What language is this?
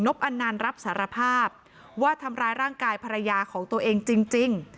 Thai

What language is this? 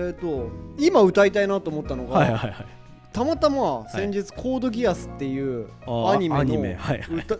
Japanese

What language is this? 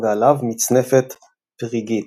Hebrew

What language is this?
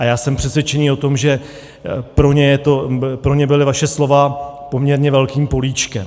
Czech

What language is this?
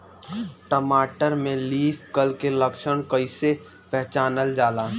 Bhojpuri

